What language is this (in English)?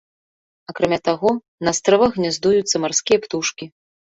Belarusian